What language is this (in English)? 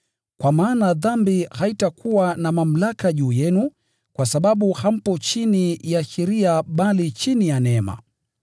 Swahili